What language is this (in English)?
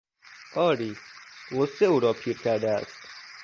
Persian